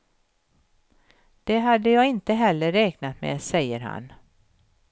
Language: Swedish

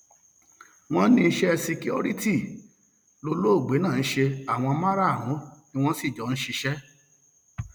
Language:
Yoruba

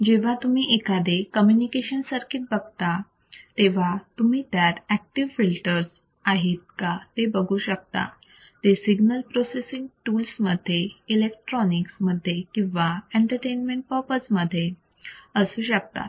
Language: Marathi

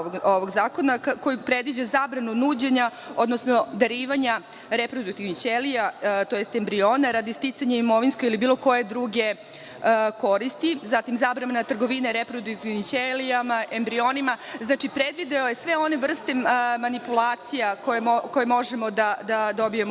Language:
Serbian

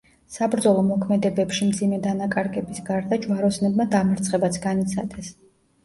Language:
Georgian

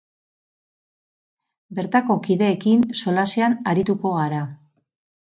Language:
Basque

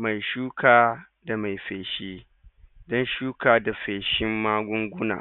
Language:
Hausa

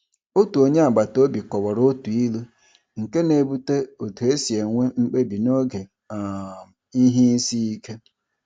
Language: Igbo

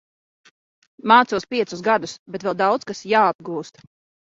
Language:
Latvian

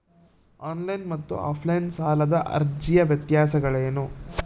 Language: Kannada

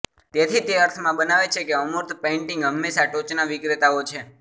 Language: Gujarati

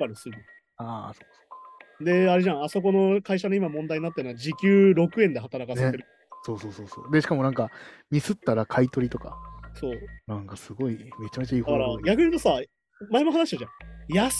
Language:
Japanese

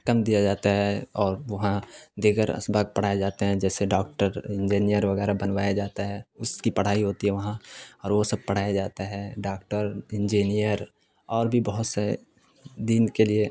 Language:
Urdu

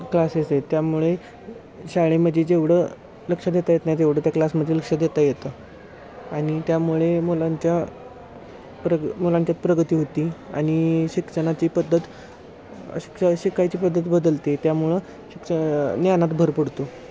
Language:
Marathi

